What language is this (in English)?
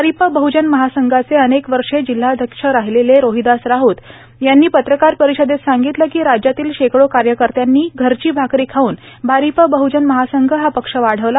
Marathi